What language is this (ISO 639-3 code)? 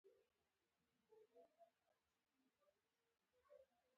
pus